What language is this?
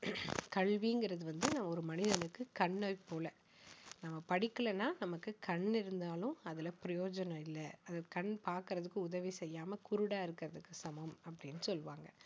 Tamil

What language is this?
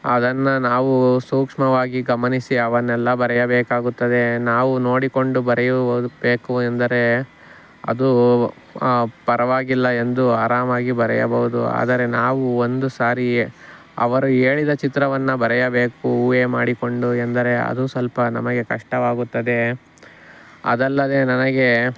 Kannada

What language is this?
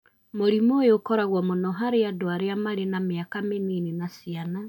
Kikuyu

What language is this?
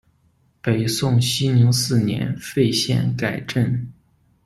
Chinese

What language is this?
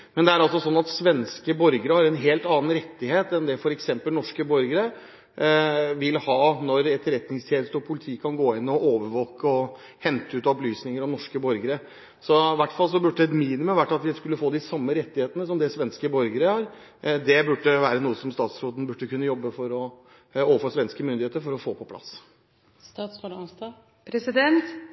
Norwegian Bokmål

